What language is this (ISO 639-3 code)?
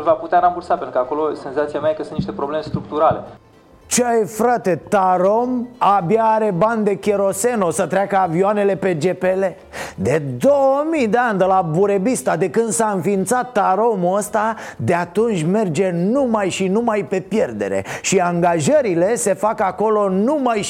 ron